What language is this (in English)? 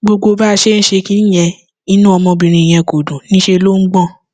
Yoruba